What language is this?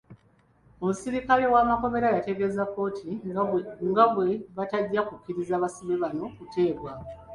Ganda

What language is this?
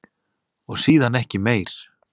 Icelandic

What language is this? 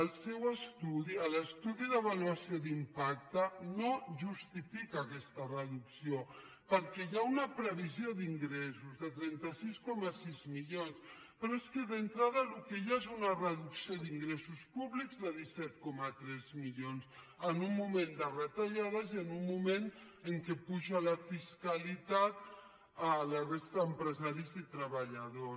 Catalan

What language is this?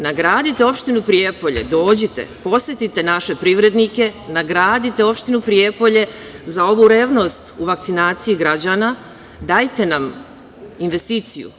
Serbian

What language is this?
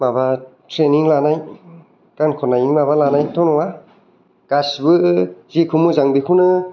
Bodo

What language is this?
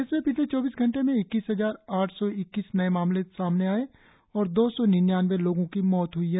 Hindi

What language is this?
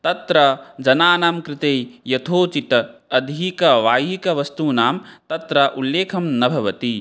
Sanskrit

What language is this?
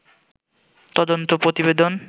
Bangla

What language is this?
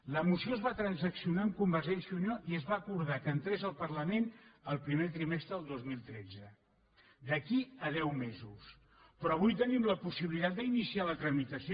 Catalan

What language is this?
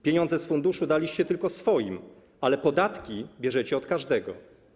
Polish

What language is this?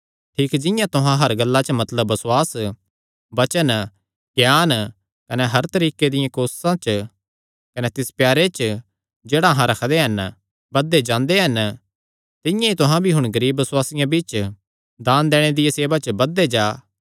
Kangri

